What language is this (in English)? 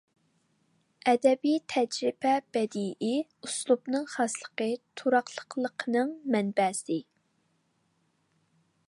Uyghur